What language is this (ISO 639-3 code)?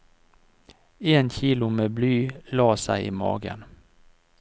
nor